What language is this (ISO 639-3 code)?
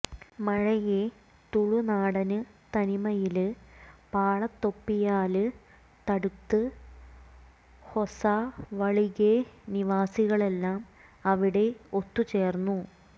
mal